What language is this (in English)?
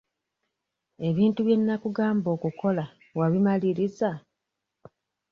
Ganda